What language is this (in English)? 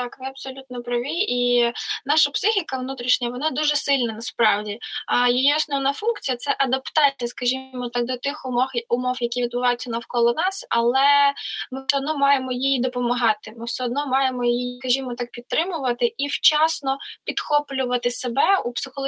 Ukrainian